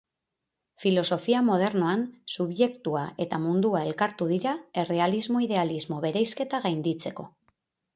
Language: Basque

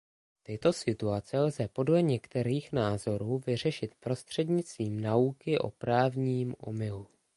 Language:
Czech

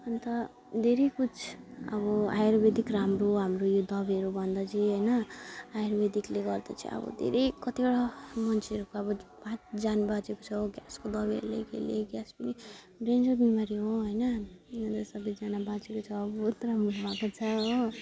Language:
Nepali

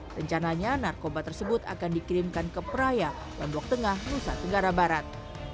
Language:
Indonesian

